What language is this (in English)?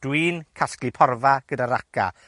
Welsh